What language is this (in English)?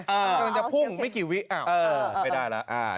Thai